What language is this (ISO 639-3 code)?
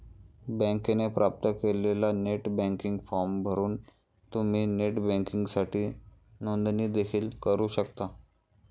mar